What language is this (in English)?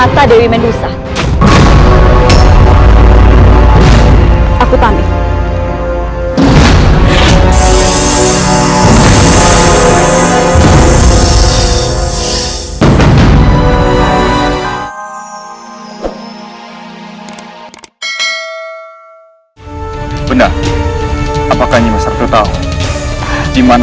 Indonesian